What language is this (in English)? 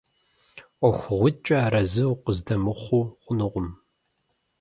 Kabardian